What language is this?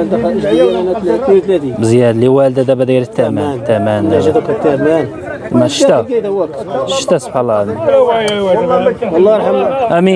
Arabic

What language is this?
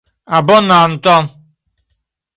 Esperanto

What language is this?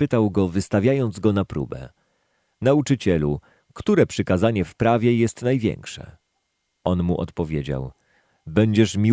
Polish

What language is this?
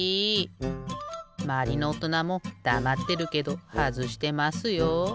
Japanese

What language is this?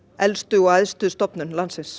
Icelandic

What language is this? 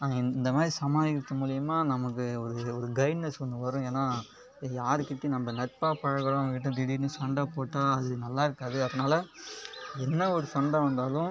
Tamil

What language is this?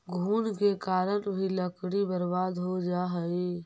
Magahi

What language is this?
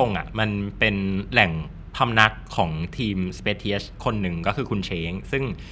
Thai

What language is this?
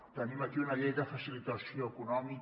Catalan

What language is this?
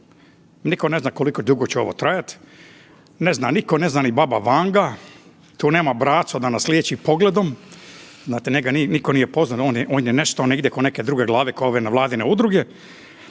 Croatian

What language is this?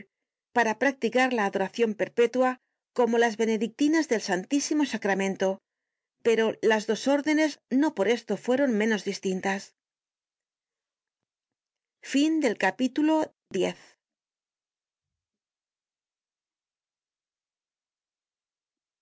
Spanish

